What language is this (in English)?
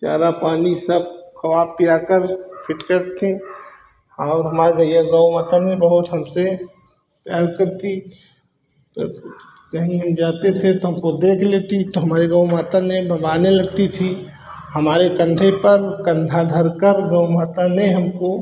Hindi